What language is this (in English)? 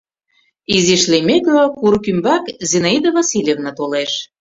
Mari